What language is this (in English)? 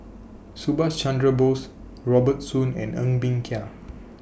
English